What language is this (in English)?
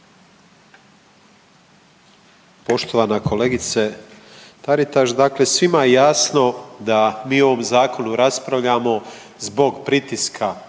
Croatian